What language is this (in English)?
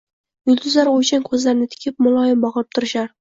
Uzbek